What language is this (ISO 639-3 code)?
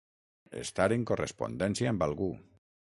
cat